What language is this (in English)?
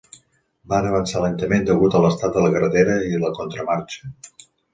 Catalan